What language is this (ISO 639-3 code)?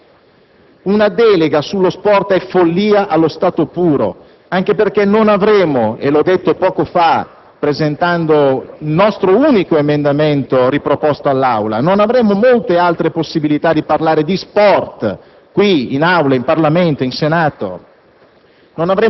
ita